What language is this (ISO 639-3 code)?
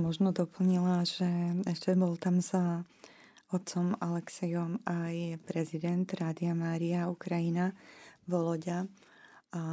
slk